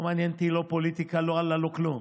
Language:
Hebrew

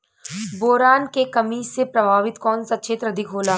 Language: Bhojpuri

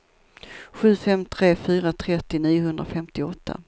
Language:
Swedish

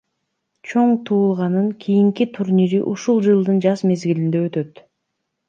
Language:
Kyrgyz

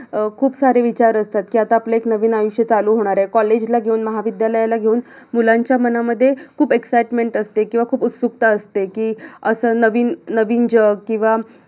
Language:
Marathi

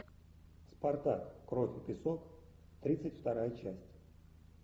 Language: Russian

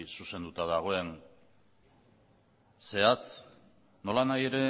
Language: Basque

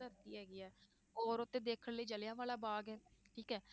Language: Punjabi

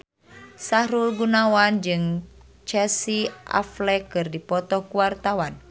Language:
Sundanese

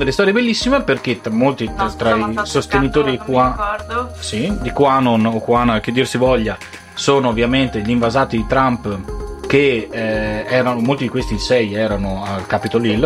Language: Italian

